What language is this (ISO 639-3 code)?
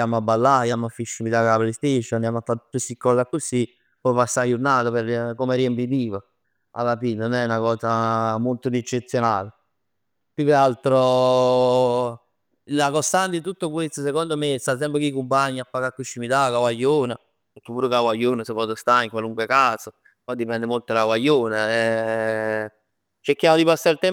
nap